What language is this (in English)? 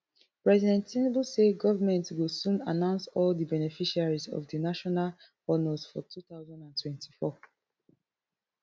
Nigerian Pidgin